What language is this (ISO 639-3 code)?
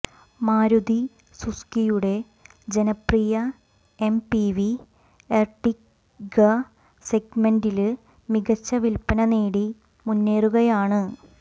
mal